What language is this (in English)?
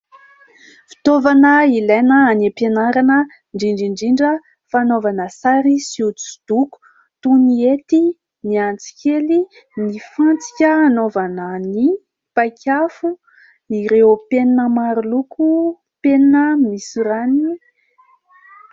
Malagasy